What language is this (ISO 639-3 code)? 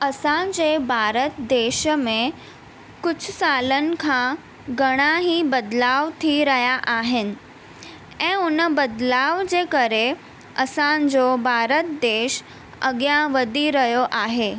snd